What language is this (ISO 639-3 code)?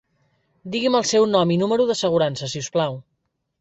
cat